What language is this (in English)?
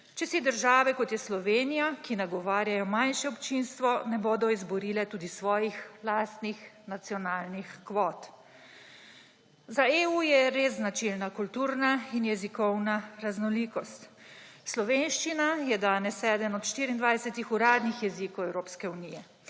Slovenian